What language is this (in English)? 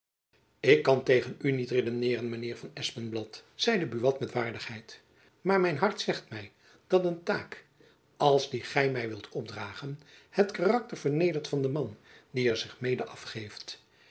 Dutch